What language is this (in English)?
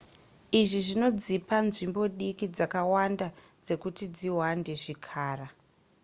Shona